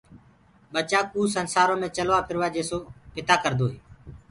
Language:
Gurgula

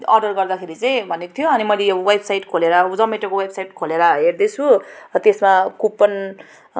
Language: Nepali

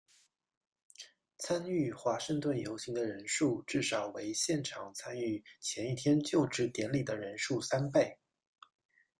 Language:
Chinese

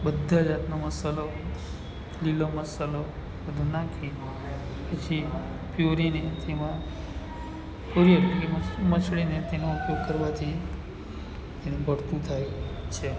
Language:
Gujarati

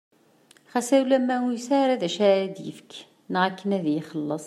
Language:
Kabyle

